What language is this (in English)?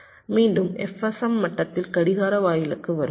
Tamil